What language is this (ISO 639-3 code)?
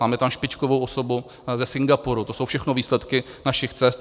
ces